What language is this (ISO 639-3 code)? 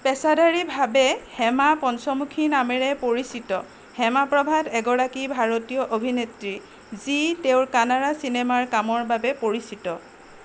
asm